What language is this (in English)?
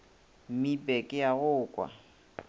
Northern Sotho